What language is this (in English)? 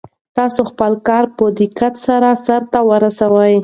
Pashto